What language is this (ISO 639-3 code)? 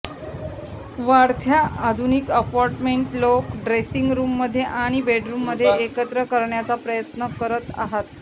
mar